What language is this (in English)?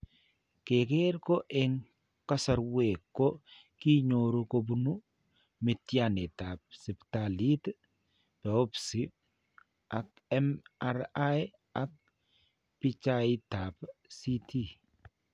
Kalenjin